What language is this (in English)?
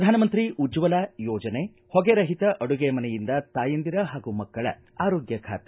Kannada